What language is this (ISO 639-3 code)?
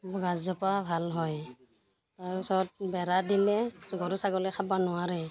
asm